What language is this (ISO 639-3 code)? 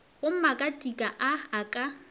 nso